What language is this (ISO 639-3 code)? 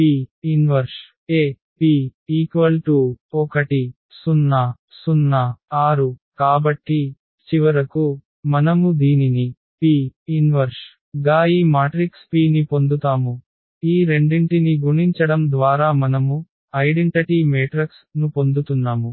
tel